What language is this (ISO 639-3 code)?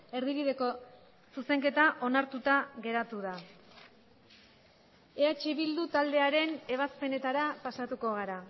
eus